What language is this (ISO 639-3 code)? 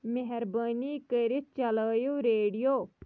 kas